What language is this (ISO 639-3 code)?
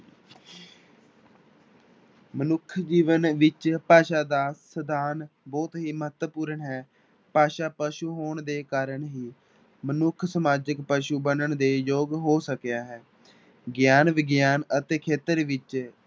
pan